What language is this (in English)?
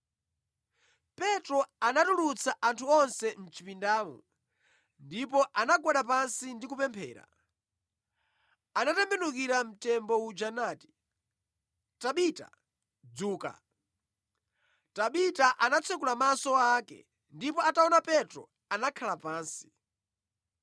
Nyanja